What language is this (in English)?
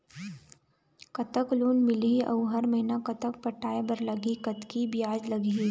Chhattisgarhi